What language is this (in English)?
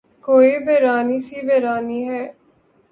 Urdu